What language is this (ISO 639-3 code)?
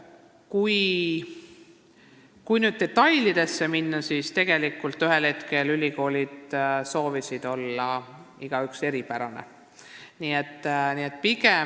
est